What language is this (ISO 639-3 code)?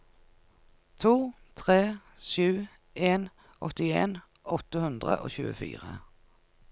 nor